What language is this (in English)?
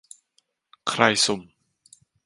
Thai